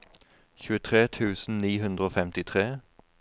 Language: Norwegian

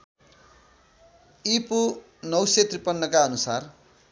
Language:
Nepali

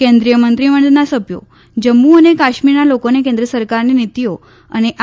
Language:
Gujarati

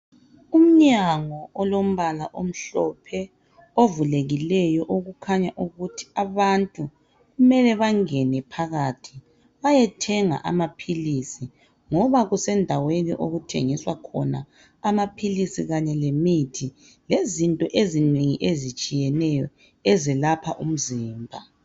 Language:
North Ndebele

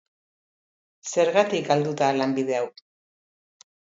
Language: Basque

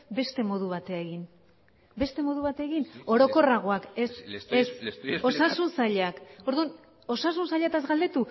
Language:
Basque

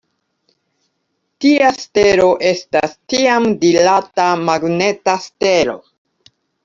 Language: Esperanto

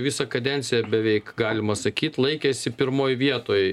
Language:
Lithuanian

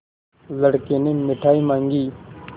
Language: Hindi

